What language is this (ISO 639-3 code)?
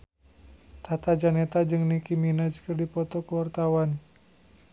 sun